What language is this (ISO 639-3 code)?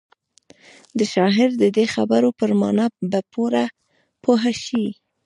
pus